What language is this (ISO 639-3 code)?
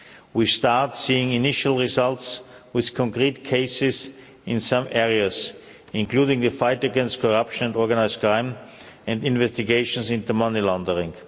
eng